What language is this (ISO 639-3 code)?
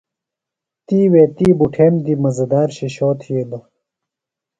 phl